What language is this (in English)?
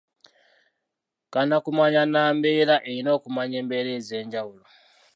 Ganda